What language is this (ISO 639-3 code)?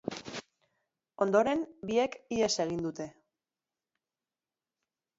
eus